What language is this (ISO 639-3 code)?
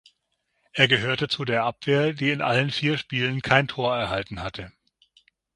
deu